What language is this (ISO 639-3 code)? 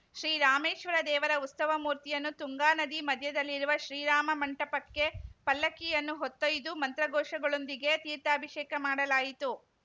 kan